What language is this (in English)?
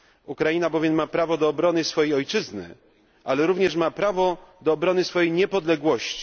Polish